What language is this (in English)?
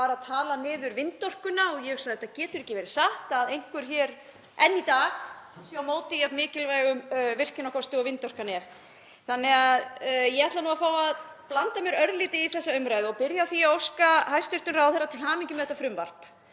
Icelandic